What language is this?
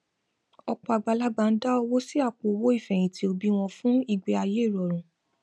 Yoruba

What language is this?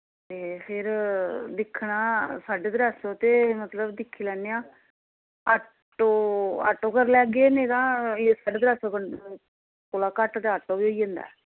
Dogri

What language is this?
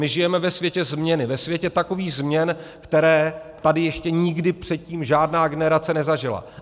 Czech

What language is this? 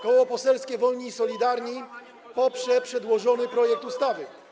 Polish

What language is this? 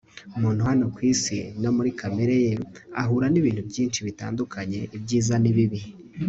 Kinyarwanda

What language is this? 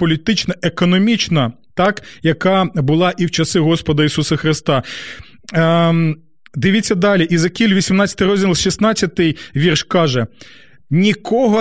Ukrainian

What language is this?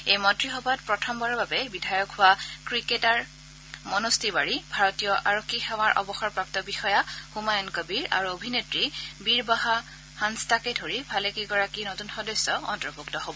Assamese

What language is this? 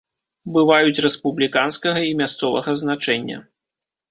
Belarusian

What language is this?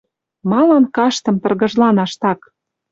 Western Mari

